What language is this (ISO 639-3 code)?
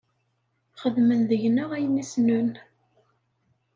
kab